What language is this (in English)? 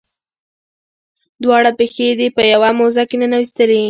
Pashto